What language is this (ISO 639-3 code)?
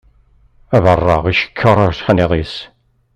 kab